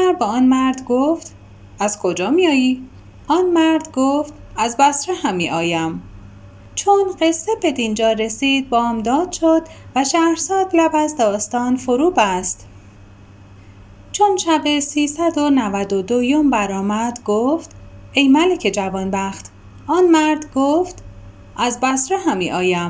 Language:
Persian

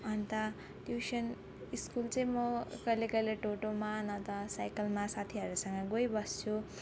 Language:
Nepali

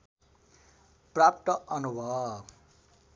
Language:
Nepali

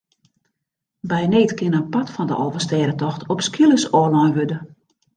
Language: Western Frisian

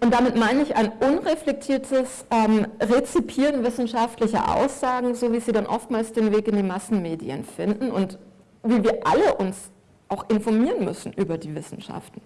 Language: German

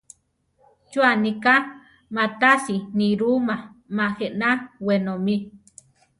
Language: Central Tarahumara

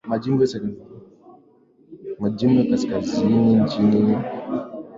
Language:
Swahili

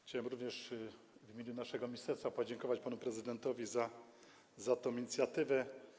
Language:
Polish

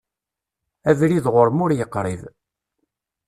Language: Kabyle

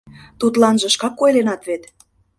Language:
Mari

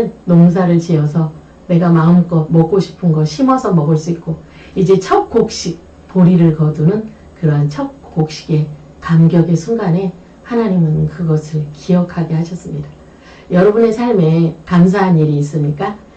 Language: Korean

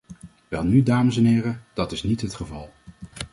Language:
Dutch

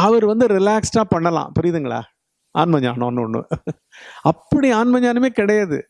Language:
Tamil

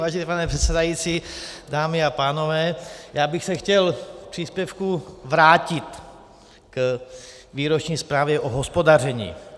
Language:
Czech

